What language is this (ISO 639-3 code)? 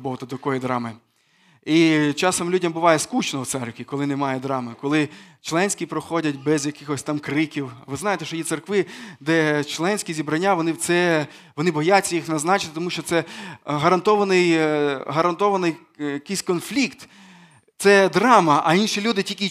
ukr